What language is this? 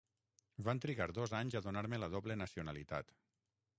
Catalan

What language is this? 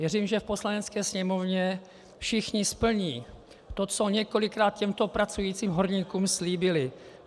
Czech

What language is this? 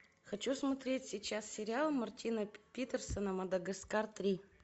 Russian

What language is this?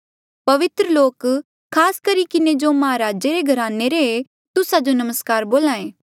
Mandeali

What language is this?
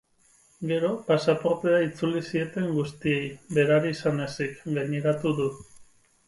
Basque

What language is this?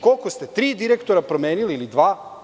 Serbian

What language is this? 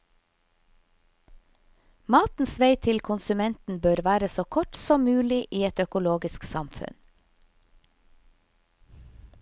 Norwegian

